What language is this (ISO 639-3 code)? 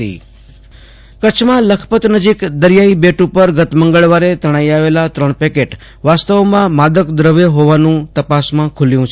guj